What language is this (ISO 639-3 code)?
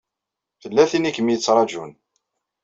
kab